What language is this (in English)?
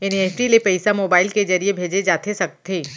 Chhattisgarhi